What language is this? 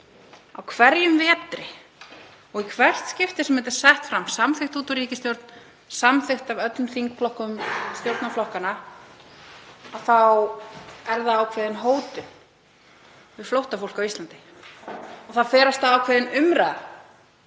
Icelandic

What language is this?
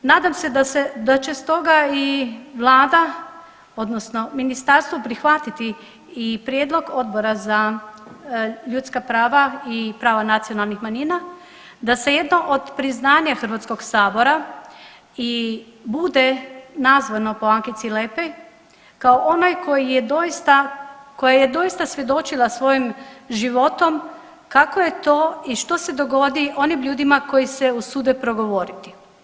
Croatian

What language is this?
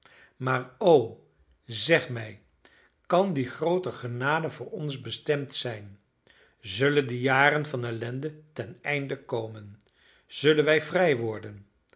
Dutch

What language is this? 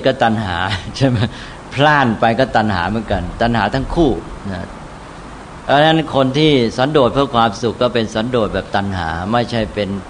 Thai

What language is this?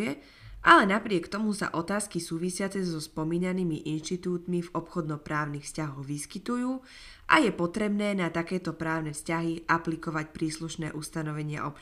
Slovak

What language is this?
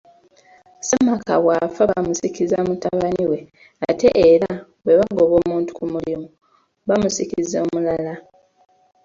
Ganda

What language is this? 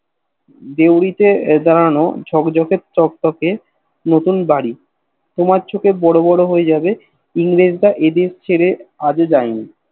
Bangla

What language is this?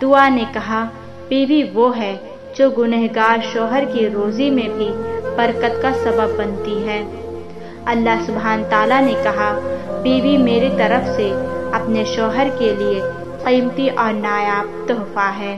Hindi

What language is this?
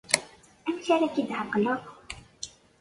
Kabyle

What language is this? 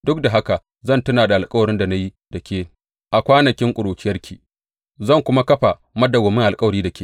Hausa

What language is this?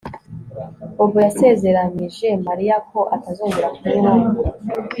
Kinyarwanda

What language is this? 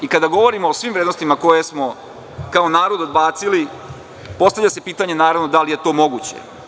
Serbian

